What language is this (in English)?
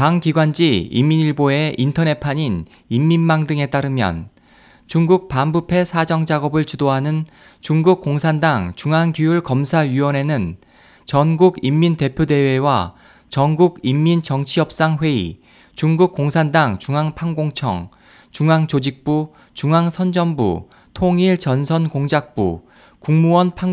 Korean